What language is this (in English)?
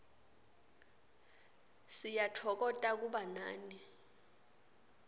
Swati